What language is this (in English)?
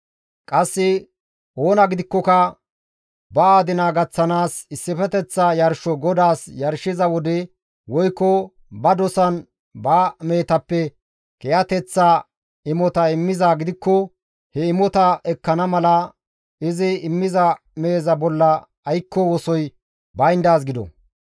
Gamo